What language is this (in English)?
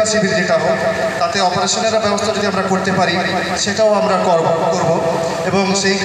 Romanian